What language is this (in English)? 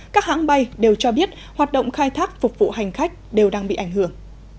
Vietnamese